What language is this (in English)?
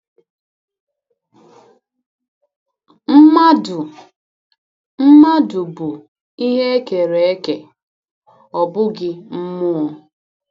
Igbo